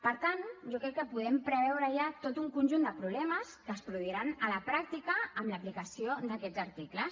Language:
Catalan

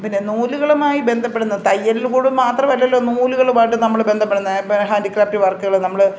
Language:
Malayalam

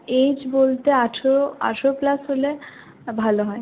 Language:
Bangla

